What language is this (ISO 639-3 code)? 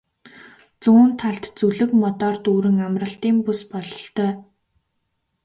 mon